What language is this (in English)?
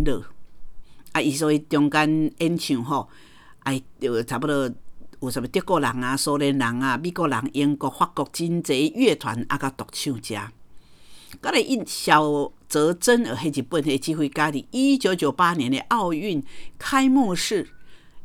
Chinese